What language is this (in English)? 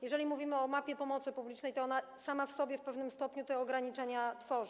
Polish